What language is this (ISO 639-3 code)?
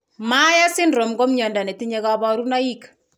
kln